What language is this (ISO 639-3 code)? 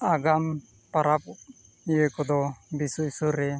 sat